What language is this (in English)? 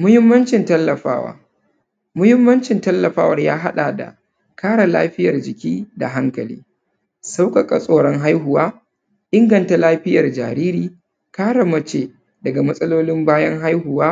Hausa